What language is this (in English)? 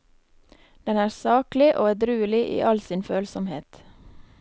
Norwegian